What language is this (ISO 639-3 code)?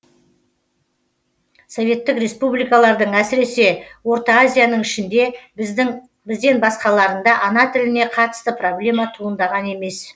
kaz